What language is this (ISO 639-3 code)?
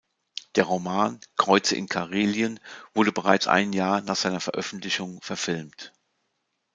deu